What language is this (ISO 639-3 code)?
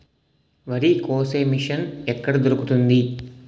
tel